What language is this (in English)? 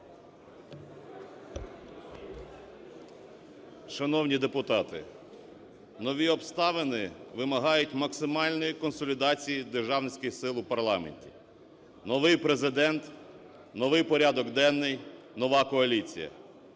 Ukrainian